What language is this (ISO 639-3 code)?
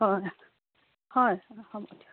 asm